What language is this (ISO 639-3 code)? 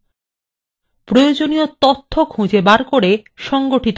ben